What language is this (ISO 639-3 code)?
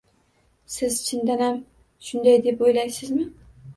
uzb